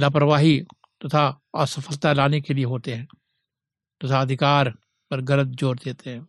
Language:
Hindi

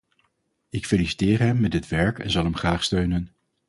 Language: Dutch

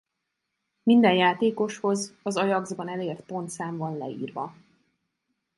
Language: Hungarian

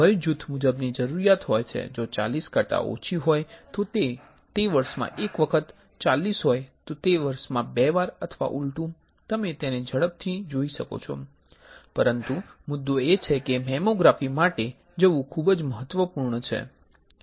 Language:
Gujarati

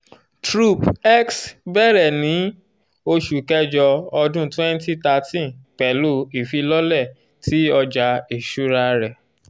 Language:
Yoruba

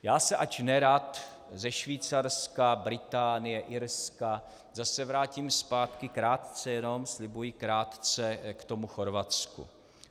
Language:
Czech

